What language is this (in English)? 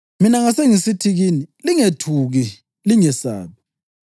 North Ndebele